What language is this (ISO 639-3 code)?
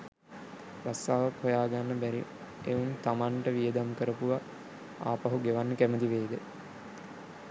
sin